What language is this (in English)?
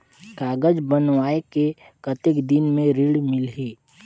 Chhattisgarhi